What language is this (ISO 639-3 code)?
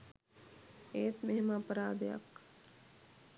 sin